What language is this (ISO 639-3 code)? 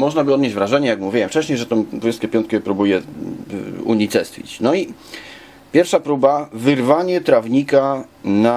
pol